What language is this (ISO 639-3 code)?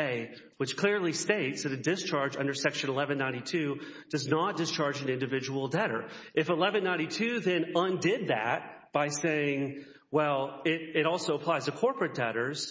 eng